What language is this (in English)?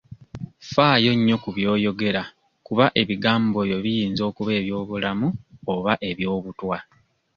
Ganda